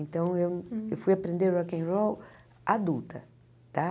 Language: Portuguese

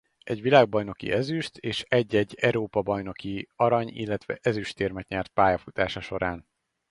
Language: Hungarian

